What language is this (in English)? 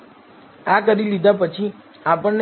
Gujarati